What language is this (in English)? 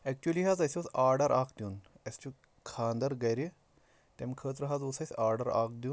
Kashmiri